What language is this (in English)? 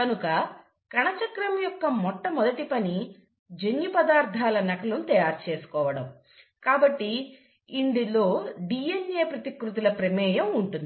Telugu